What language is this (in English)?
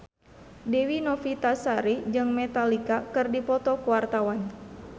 Sundanese